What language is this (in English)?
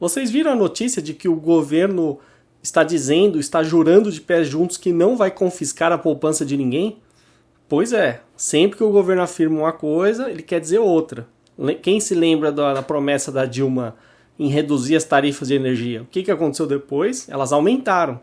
Portuguese